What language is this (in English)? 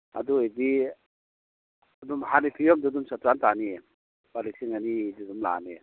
Manipuri